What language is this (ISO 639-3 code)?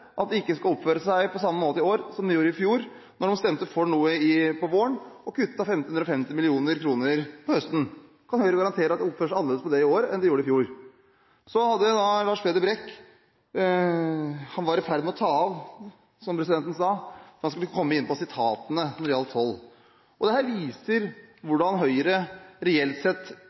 nob